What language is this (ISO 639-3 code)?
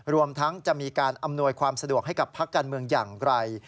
tha